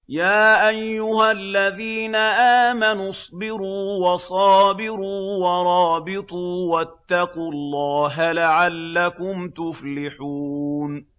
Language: Arabic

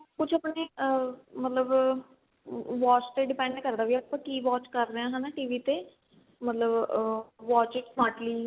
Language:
Punjabi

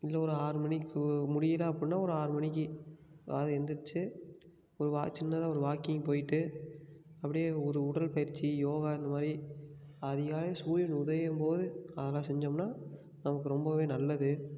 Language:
Tamil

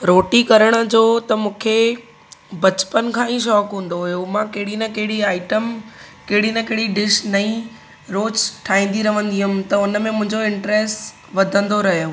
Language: Sindhi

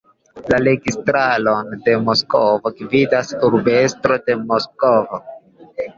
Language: Esperanto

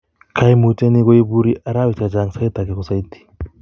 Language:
Kalenjin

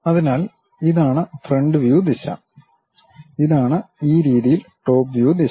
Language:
Malayalam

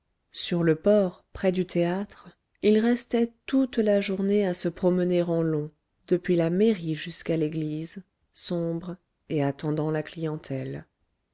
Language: French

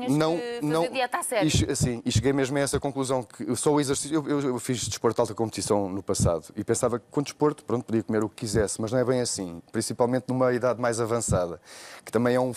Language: Portuguese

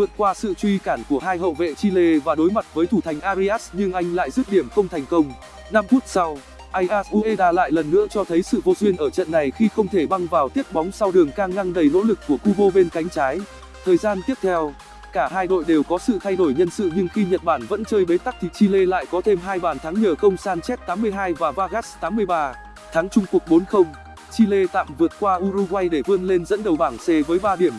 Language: Vietnamese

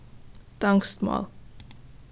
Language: Faroese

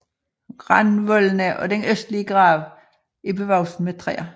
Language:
Danish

